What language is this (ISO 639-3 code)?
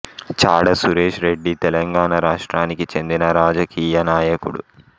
tel